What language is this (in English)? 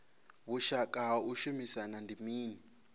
Venda